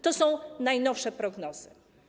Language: Polish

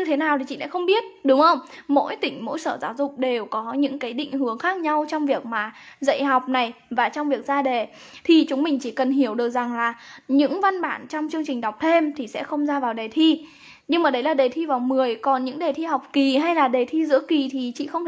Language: Vietnamese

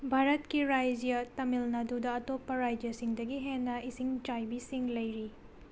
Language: Manipuri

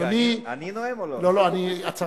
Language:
Hebrew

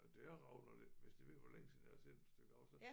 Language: Danish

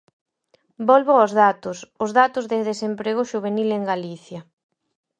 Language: Galician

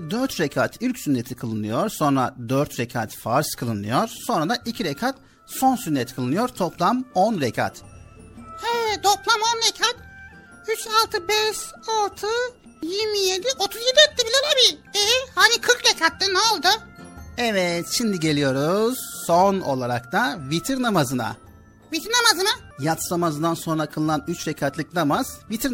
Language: Turkish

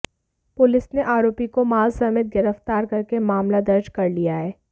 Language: Hindi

